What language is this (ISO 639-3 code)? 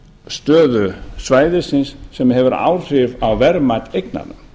isl